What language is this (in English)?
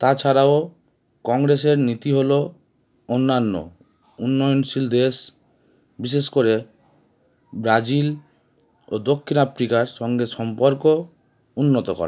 Bangla